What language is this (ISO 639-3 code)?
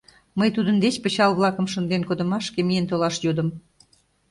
chm